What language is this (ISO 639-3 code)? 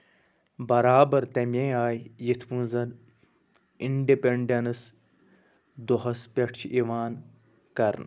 kas